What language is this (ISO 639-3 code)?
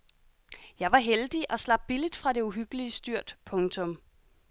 dan